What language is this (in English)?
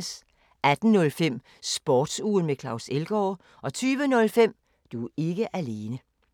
Danish